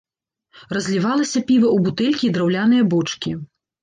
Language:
Belarusian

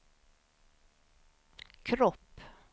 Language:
Swedish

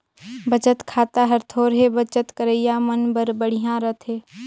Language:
Chhattisgarhi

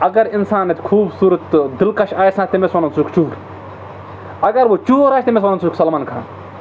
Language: Kashmiri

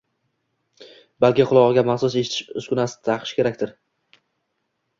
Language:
Uzbek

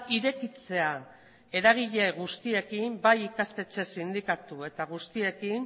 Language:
Basque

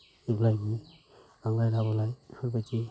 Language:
Bodo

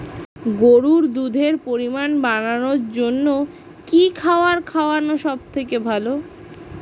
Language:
Bangla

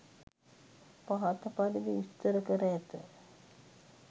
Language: Sinhala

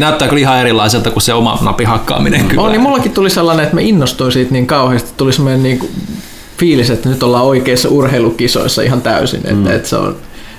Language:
Finnish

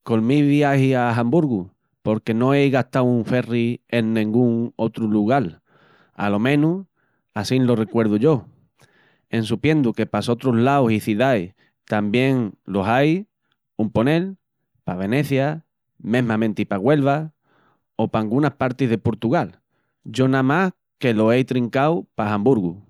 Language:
Extremaduran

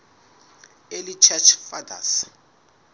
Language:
Southern Sotho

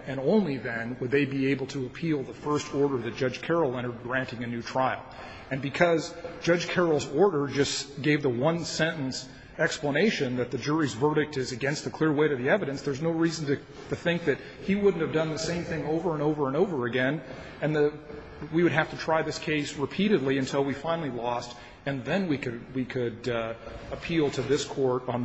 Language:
English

